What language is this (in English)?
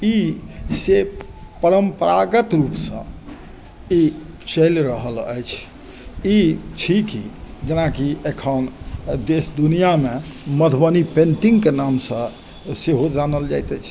Maithili